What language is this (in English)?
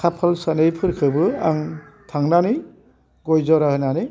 Bodo